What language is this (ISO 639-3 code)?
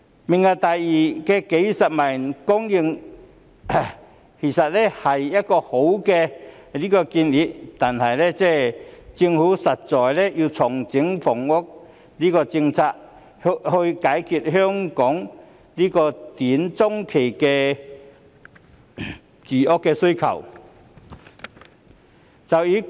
yue